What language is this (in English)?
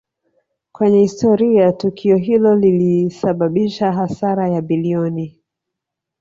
Swahili